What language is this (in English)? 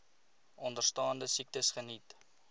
Afrikaans